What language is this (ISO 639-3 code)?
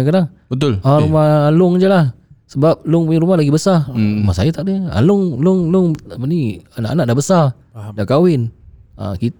msa